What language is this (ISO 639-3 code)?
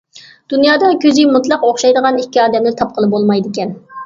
uig